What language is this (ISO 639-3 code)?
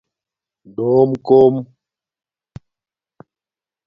dmk